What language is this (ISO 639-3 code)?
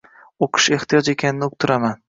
uzb